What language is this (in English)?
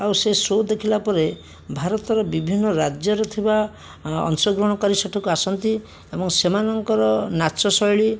Odia